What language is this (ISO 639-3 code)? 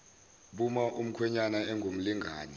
zul